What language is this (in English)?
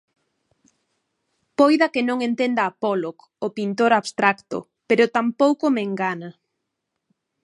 Galician